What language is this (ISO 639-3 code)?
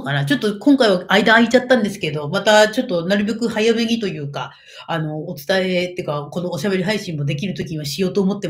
jpn